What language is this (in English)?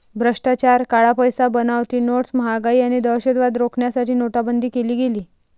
Marathi